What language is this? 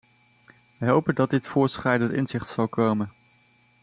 Dutch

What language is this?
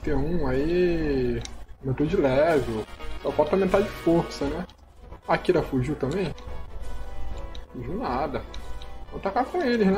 Portuguese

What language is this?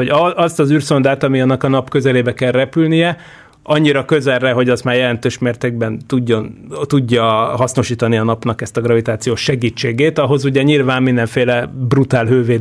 Hungarian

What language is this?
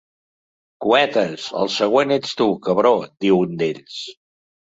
Catalan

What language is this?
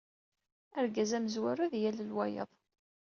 Kabyle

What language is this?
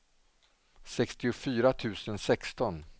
Swedish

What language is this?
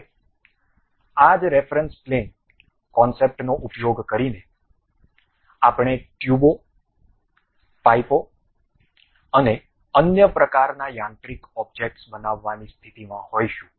Gujarati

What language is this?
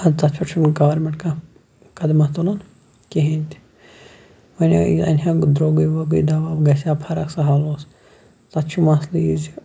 Kashmiri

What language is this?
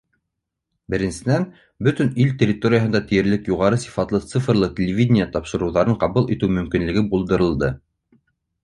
Bashkir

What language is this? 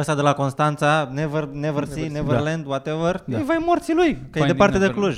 Romanian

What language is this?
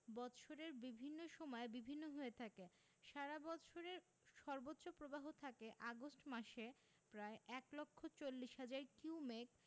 Bangla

